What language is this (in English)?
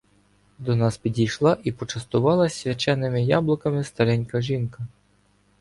Ukrainian